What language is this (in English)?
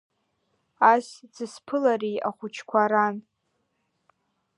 Abkhazian